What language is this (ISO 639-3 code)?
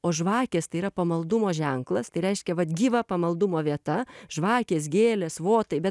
lit